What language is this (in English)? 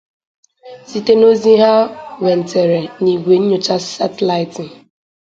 Igbo